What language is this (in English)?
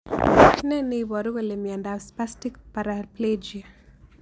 Kalenjin